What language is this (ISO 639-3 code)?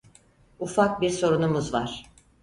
tur